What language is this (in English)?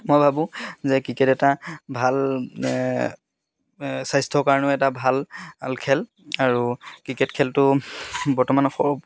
Assamese